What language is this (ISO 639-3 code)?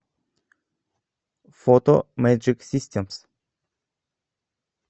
rus